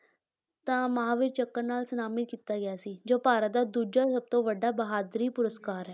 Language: Punjabi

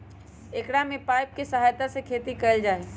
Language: Magahi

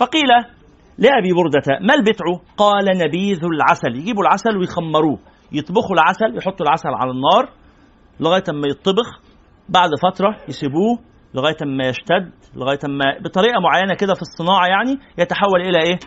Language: Arabic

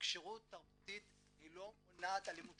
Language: Hebrew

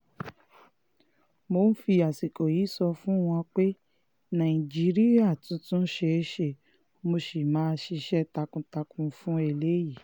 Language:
Yoruba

